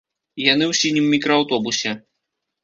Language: Belarusian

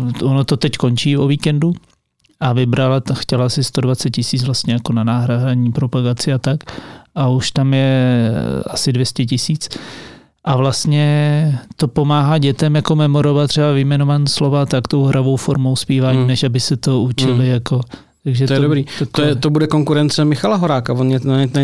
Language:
Czech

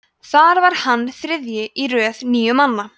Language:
Icelandic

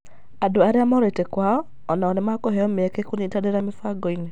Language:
Kikuyu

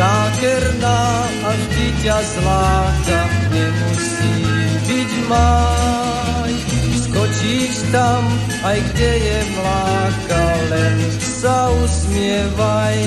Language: Slovak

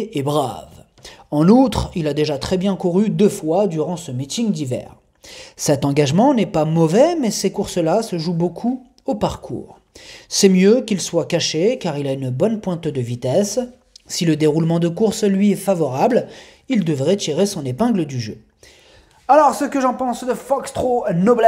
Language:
French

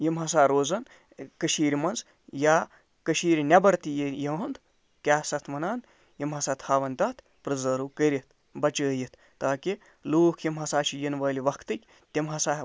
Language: Kashmiri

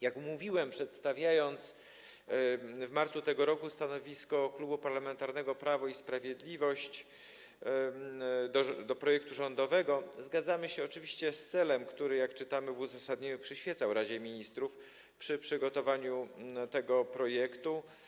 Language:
Polish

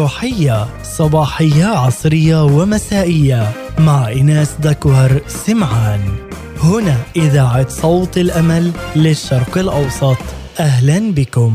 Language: Arabic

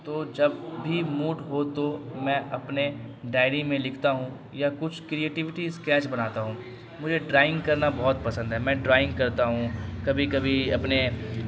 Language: Urdu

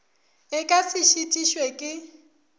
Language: Northern Sotho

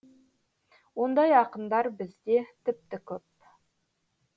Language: Kazakh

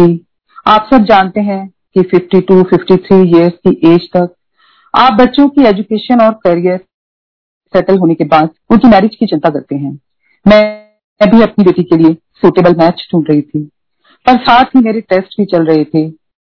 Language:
Hindi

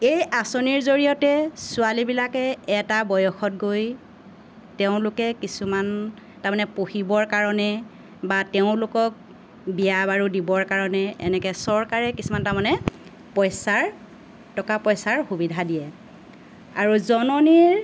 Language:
Assamese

